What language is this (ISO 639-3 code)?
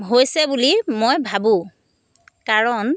asm